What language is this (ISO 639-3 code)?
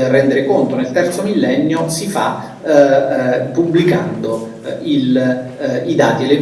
ita